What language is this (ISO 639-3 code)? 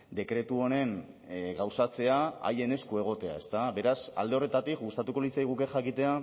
eus